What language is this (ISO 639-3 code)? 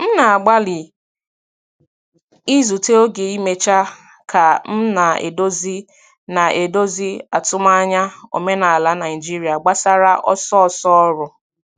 ibo